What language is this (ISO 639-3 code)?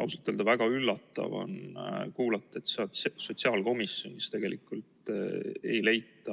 est